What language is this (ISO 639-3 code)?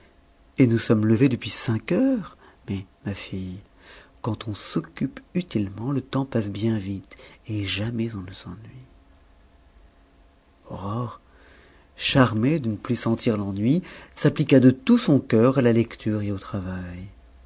fra